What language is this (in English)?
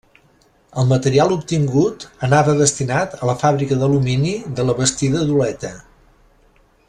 Catalan